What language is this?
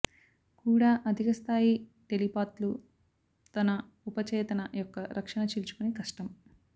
Telugu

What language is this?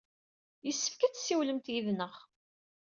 Kabyle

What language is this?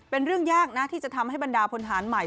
Thai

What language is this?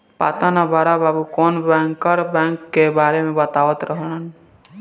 Bhojpuri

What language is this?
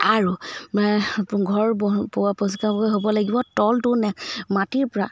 Assamese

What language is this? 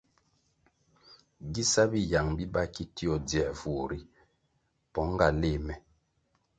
Kwasio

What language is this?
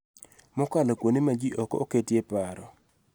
Luo (Kenya and Tanzania)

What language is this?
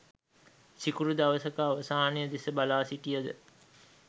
Sinhala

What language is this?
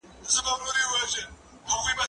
Pashto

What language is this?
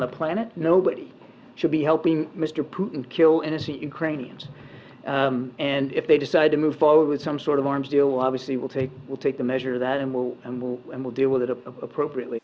Indonesian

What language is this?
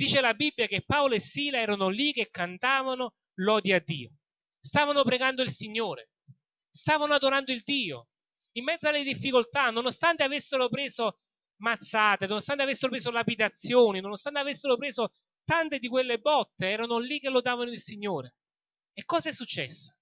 Italian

